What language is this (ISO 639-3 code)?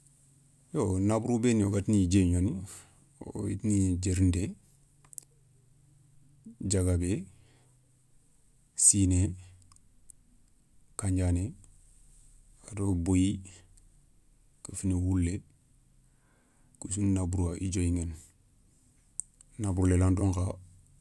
snk